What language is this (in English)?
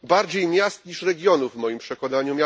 Polish